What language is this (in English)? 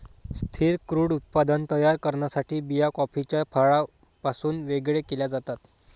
Marathi